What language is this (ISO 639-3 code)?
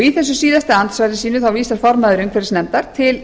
isl